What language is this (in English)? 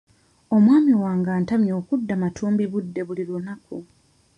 Ganda